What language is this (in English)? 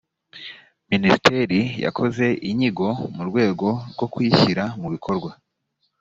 Kinyarwanda